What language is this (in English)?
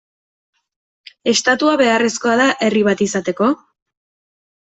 Basque